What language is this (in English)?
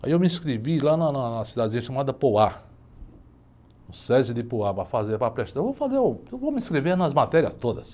Portuguese